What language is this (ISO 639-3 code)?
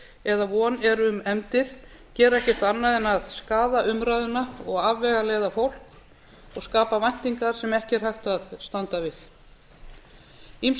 isl